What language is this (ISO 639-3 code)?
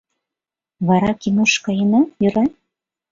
chm